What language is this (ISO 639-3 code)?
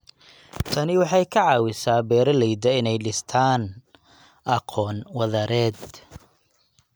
som